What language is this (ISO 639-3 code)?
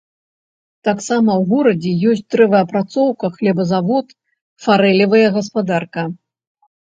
bel